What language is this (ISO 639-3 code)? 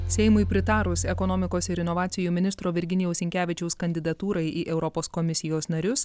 lit